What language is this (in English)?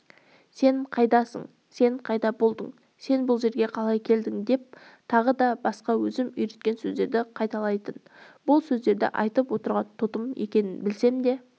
Kazakh